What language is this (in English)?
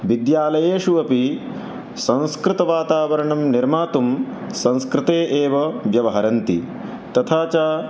Sanskrit